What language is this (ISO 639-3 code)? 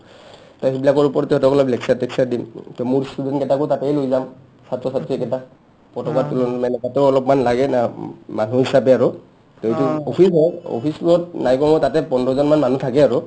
asm